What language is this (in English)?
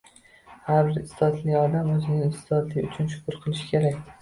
Uzbek